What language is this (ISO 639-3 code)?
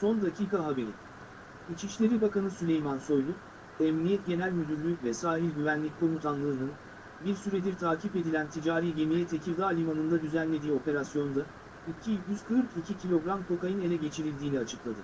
tur